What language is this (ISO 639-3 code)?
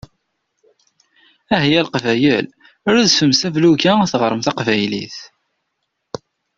kab